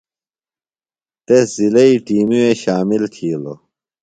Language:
Phalura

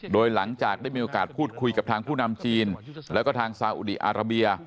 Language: Thai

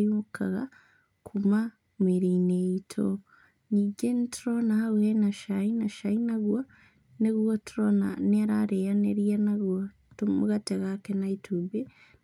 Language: Kikuyu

